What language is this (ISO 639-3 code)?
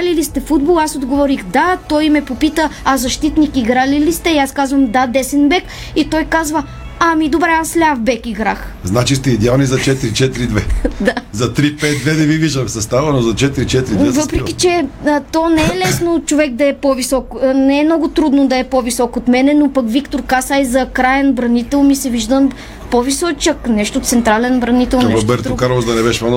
bul